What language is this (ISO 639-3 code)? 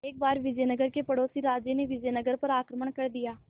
hin